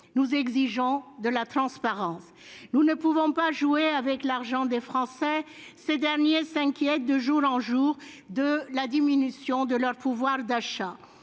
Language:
French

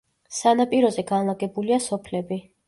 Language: Georgian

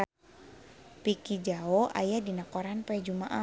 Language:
Sundanese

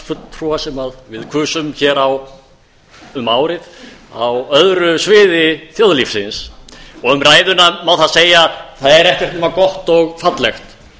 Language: Icelandic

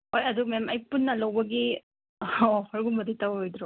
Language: Manipuri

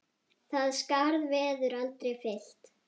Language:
Icelandic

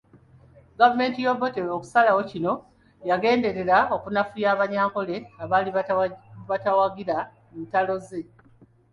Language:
Ganda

